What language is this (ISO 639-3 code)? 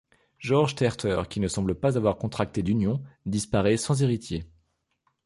fra